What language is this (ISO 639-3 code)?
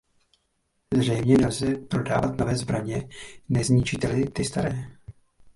ces